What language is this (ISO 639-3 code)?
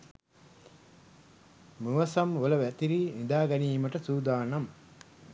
sin